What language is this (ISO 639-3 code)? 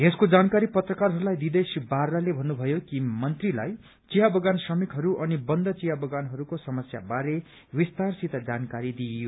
nep